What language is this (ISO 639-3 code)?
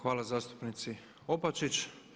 hrv